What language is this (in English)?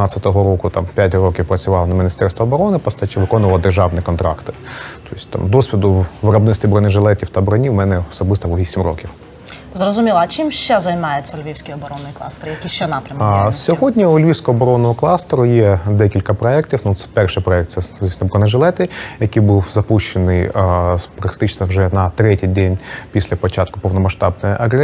Ukrainian